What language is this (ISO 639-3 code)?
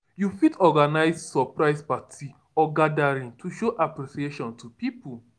pcm